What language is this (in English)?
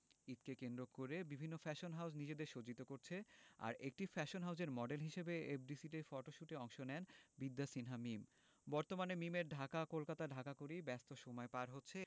Bangla